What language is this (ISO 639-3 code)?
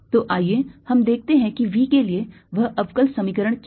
hin